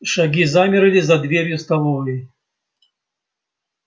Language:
Russian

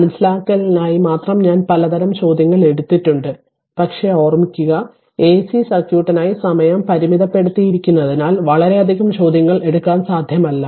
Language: Malayalam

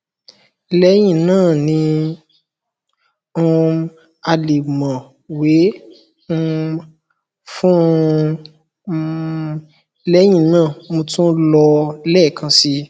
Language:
Yoruba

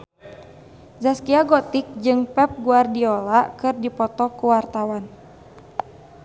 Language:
Sundanese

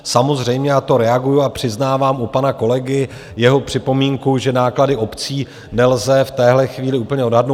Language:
Czech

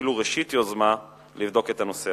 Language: Hebrew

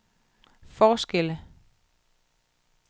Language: Danish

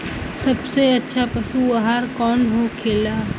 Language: Bhojpuri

